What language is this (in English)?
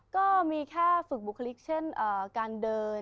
Thai